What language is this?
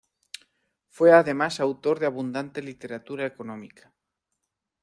Spanish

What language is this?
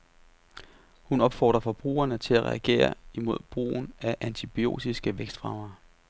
Danish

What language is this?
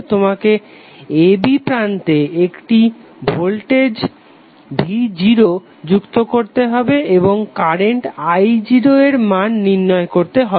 Bangla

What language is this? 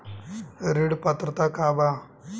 Bhojpuri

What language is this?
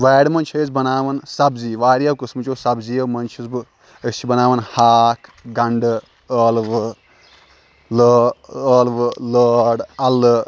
Kashmiri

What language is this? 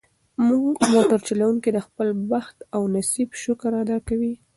Pashto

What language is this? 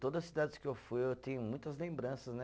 Portuguese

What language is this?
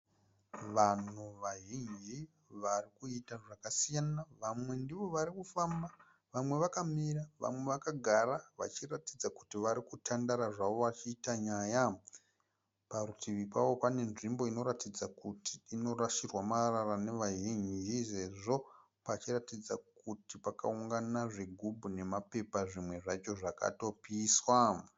Shona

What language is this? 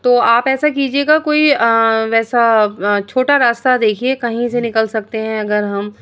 Urdu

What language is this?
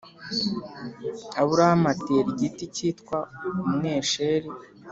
Kinyarwanda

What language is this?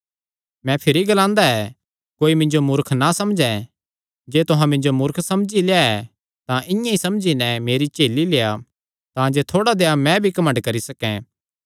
Kangri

